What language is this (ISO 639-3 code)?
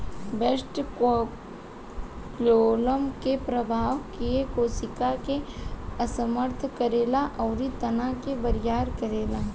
bho